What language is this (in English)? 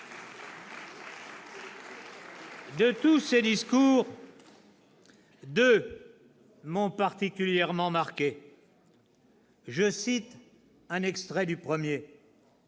French